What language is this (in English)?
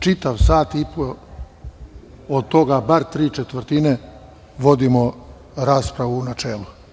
Serbian